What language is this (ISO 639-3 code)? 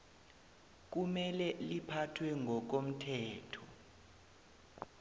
nbl